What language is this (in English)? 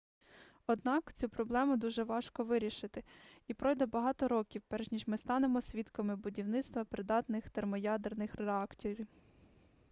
Ukrainian